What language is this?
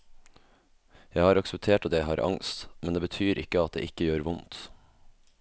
Norwegian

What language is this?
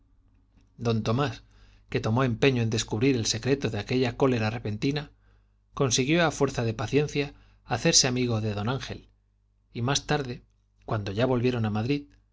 Spanish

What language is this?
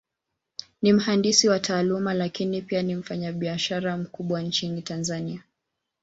Swahili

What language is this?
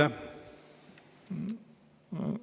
Estonian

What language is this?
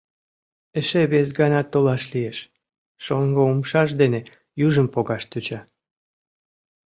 Mari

